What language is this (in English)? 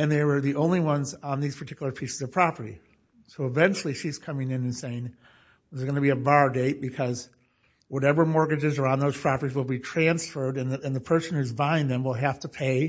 English